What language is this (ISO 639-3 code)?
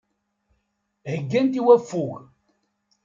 kab